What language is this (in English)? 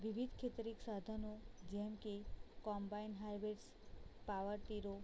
Gujarati